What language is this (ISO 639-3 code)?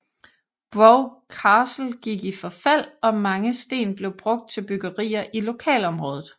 dan